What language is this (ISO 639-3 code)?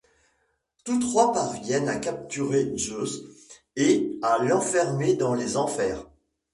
fra